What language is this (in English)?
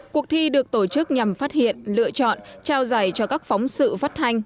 Vietnamese